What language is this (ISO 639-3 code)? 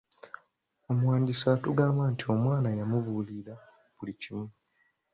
lug